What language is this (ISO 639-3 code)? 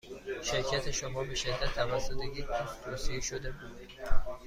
fas